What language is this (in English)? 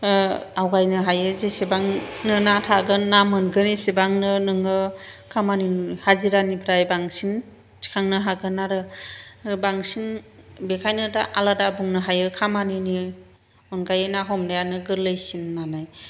Bodo